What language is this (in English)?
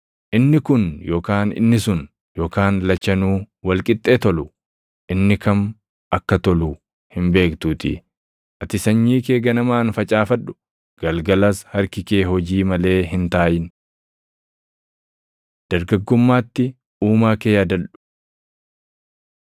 Oromo